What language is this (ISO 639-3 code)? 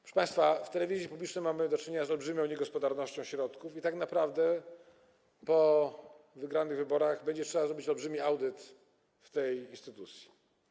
pol